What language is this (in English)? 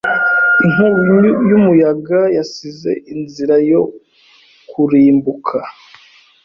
Kinyarwanda